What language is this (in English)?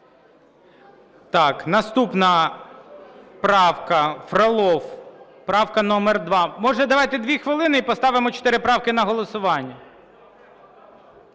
Ukrainian